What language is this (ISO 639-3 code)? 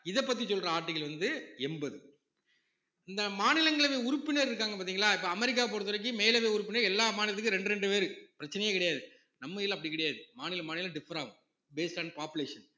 tam